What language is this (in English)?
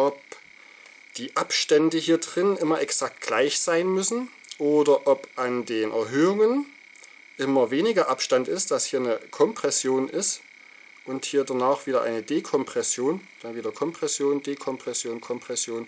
German